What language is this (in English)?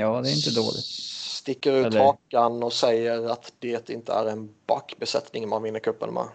Swedish